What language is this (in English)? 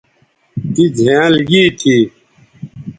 Bateri